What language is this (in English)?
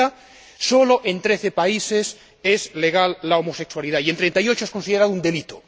Spanish